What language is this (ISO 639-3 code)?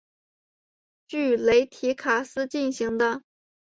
zho